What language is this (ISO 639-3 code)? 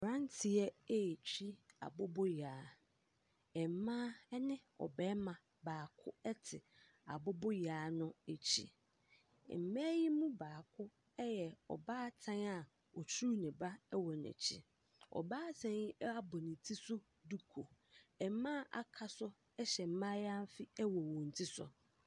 aka